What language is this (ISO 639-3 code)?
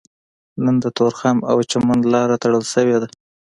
pus